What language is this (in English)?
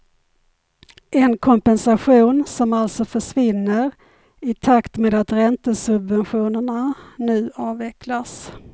Swedish